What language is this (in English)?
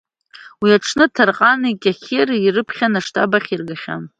Abkhazian